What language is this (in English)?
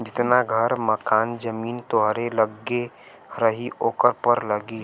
Bhojpuri